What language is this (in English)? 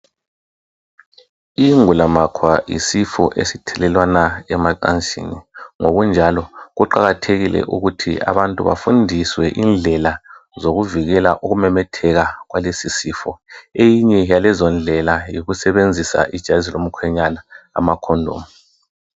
North Ndebele